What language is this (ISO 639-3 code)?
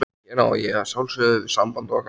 isl